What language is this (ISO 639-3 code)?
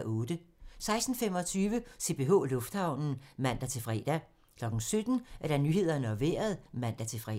dan